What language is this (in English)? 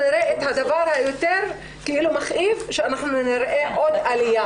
Hebrew